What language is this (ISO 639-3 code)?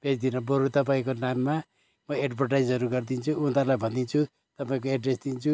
nep